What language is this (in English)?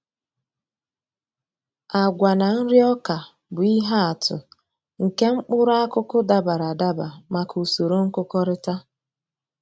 Igbo